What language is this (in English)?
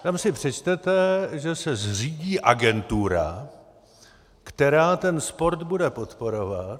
Czech